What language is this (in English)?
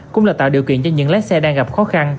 Vietnamese